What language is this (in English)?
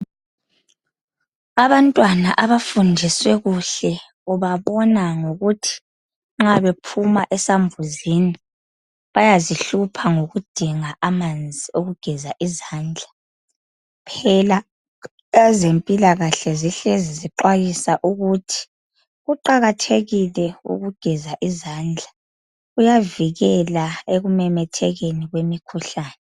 North Ndebele